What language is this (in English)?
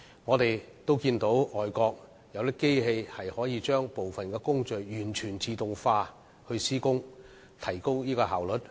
Cantonese